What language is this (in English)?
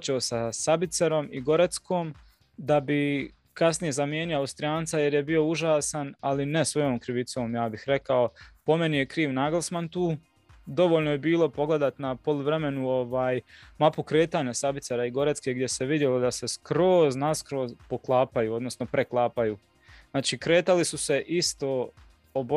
Croatian